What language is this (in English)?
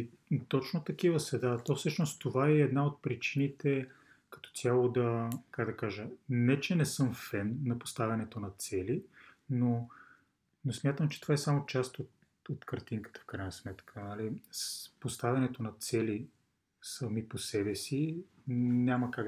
Bulgarian